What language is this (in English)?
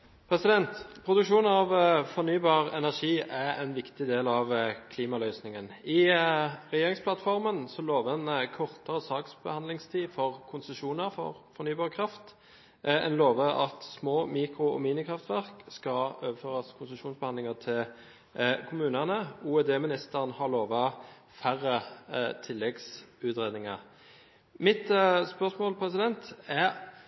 Norwegian Bokmål